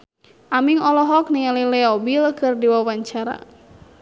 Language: Sundanese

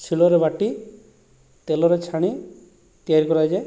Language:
Odia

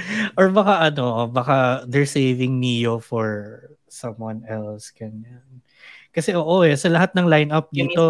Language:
Filipino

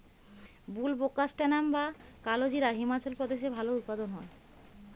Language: Bangla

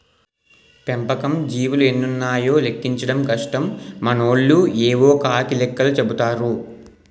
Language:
Telugu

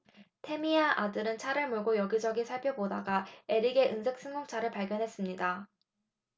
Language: Korean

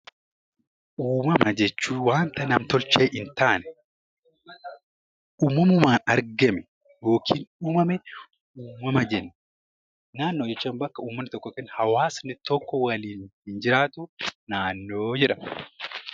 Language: Oromo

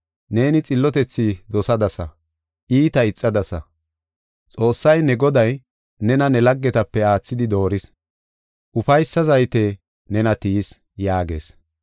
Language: Gofa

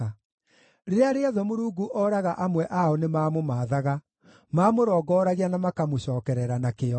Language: Kikuyu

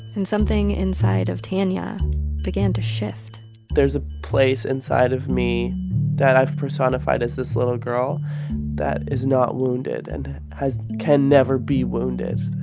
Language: English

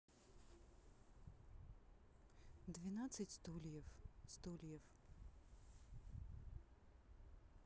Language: Russian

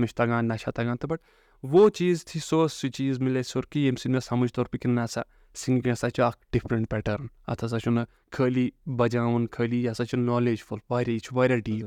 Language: Urdu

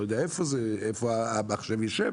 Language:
Hebrew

